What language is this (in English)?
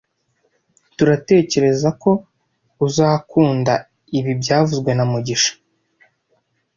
Kinyarwanda